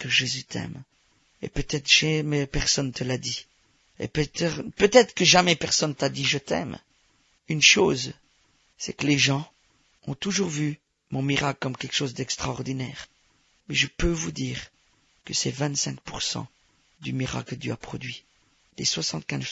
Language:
French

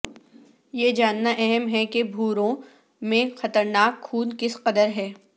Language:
Urdu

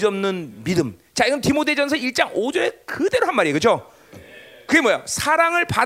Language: Korean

